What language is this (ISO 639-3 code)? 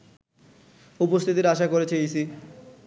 ben